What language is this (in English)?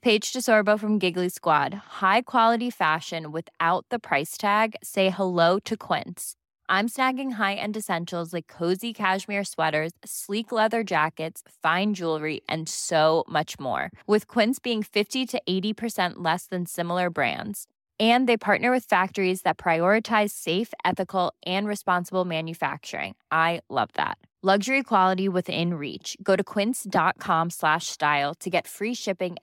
Filipino